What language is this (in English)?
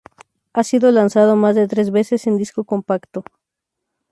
Spanish